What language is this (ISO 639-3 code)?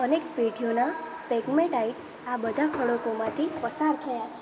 guj